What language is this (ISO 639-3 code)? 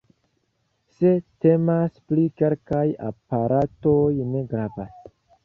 epo